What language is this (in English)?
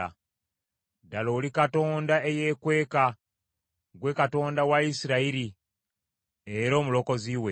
Ganda